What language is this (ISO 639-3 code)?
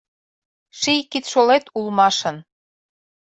chm